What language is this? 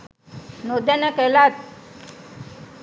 Sinhala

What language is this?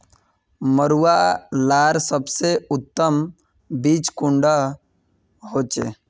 Magahi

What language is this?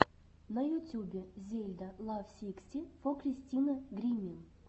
Russian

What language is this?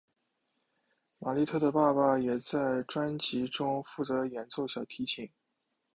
Chinese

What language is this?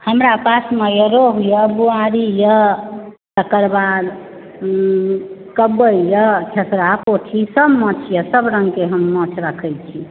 Maithili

